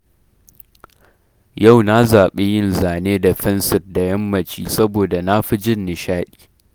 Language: Hausa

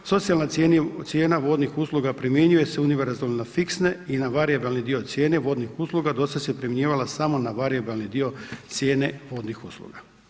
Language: Croatian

